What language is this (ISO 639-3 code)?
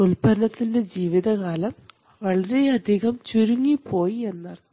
mal